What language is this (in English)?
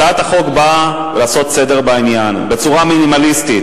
Hebrew